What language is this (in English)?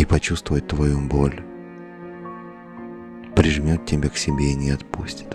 Russian